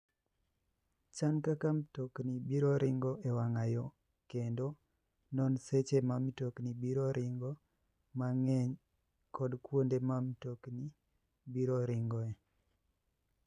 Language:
Luo (Kenya and Tanzania)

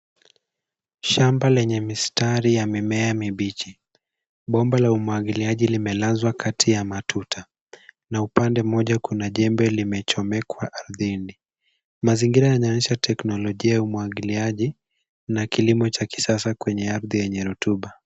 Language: Swahili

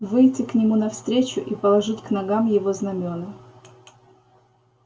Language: Russian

